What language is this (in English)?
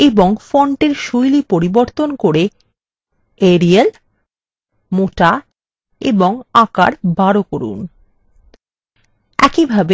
Bangla